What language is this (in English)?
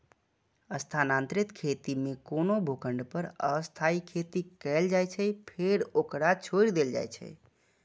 Maithili